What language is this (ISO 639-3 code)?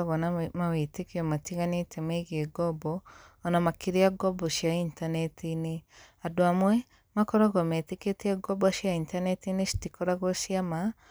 kik